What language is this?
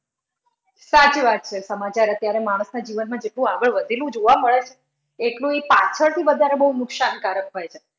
Gujarati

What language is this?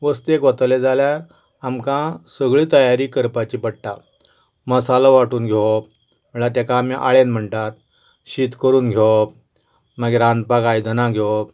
Konkani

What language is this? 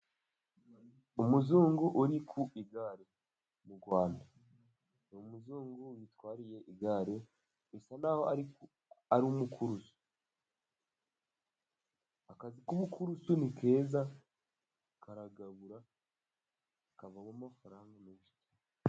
Kinyarwanda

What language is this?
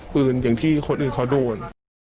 Thai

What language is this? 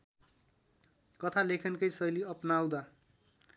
Nepali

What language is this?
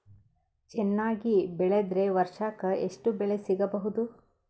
Kannada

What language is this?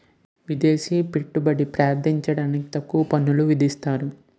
Telugu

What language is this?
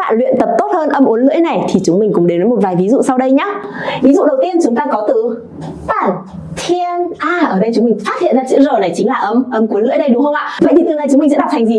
Vietnamese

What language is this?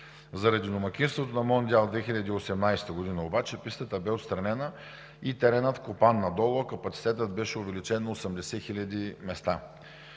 Bulgarian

